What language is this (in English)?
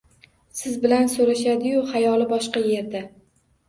Uzbek